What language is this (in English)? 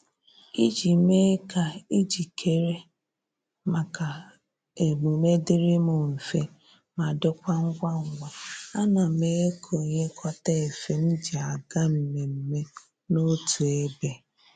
Igbo